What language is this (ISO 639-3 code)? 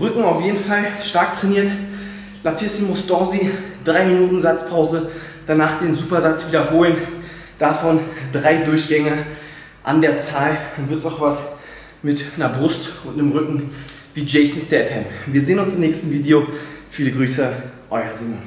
deu